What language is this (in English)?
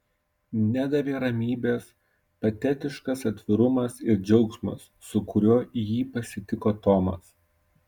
Lithuanian